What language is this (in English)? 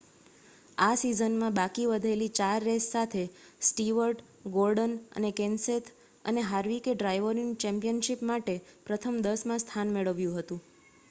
Gujarati